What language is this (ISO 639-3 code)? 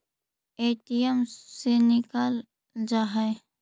mag